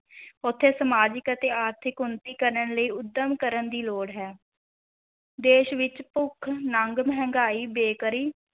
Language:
Punjabi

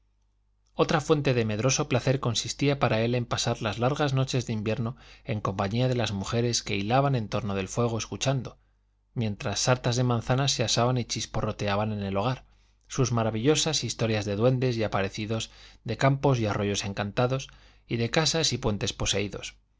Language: Spanish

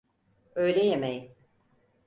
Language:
Turkish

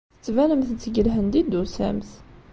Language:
Kabyle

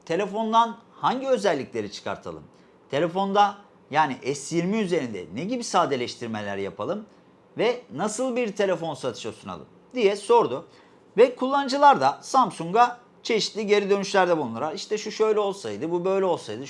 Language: Turkish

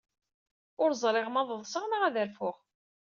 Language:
Kabyle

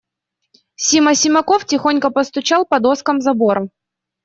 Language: Russian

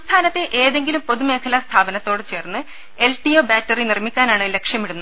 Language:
Malayalam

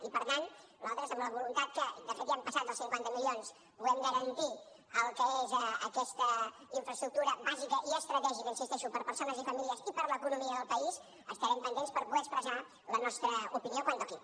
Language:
Catalan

